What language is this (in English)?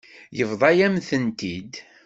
Kabyle